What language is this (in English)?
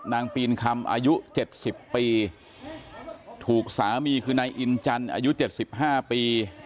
Thai